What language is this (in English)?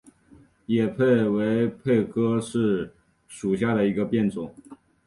Chinese